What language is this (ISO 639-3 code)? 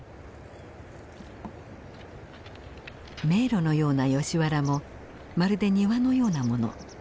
jpn